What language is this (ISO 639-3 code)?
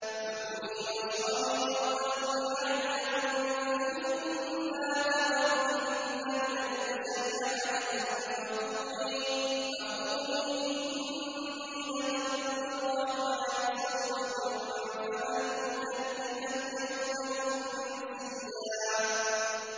ara